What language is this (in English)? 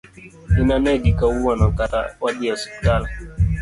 Luo (Kenya and Tanzania)